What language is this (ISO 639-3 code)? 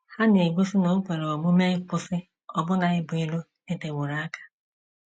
ibo